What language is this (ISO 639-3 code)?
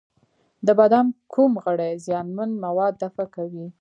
pus